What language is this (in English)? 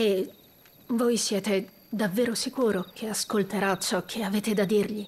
Italian